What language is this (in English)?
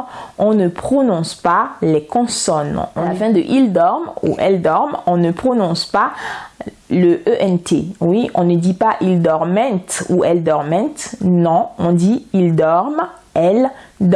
French